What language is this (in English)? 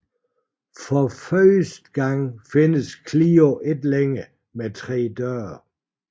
Danish